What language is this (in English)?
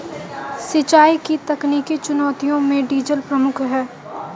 Hindi